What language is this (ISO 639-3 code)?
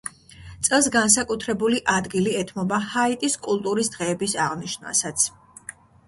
kat